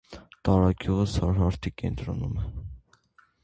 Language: Armenian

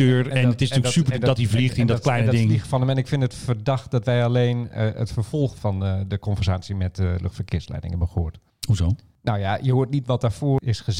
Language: Dutch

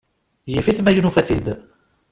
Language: Kabyle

